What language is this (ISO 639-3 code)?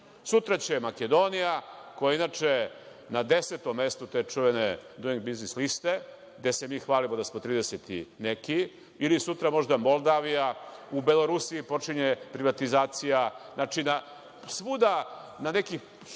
srp